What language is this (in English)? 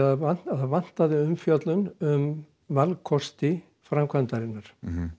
Icelandic